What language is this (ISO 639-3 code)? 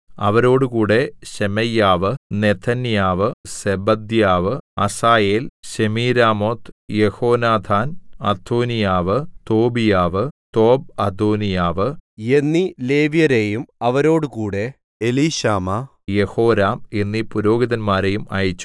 mal